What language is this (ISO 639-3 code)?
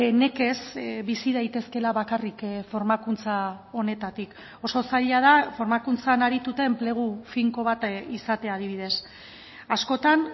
eus